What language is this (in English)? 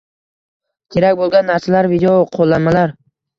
Uzbek